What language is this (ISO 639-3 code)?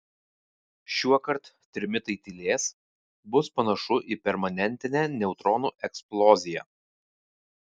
lit